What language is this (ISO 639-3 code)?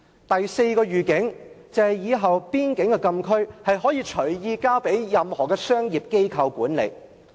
yue